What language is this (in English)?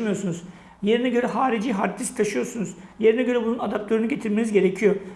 Turkish